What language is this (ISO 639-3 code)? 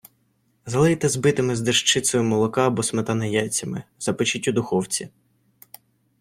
ukr